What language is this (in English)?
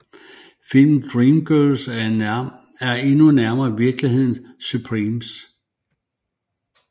Danish